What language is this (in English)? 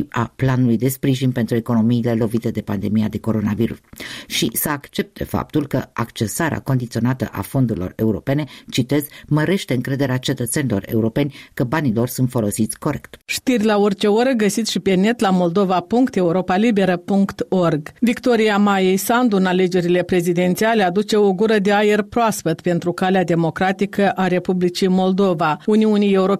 Romanian